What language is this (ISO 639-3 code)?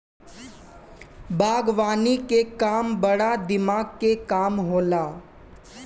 bho